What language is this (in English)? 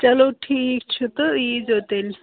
Kashmiri